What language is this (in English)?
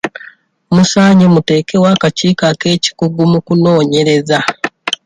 Ganda